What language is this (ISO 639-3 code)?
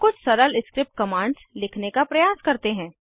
hin